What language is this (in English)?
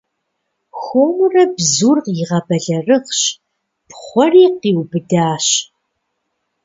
Kabardian